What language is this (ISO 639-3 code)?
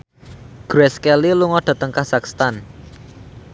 jav